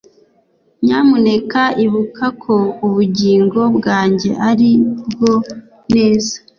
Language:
Kinyarwanda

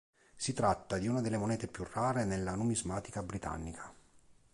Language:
Italian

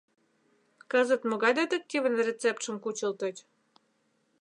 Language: Mari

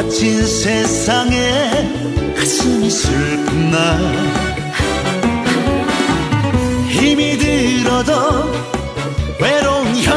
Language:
Romanian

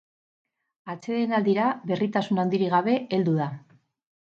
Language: Basque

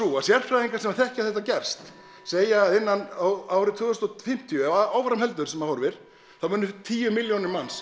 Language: Icelandic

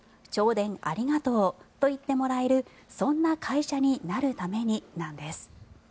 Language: Japanese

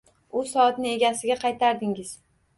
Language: Uzbek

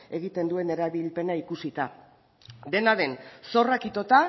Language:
Basque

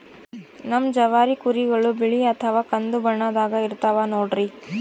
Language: Kannada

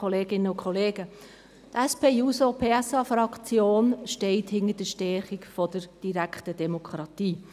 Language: Swiss German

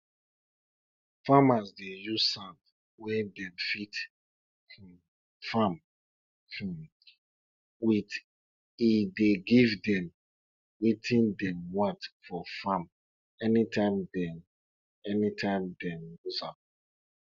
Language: Nigerian Pidgin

